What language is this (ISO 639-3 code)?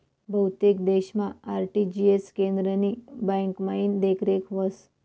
mar